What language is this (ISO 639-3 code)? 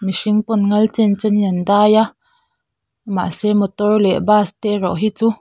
lus